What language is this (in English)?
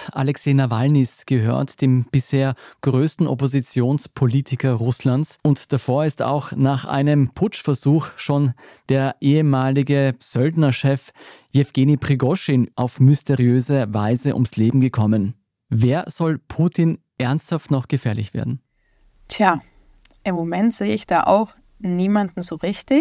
German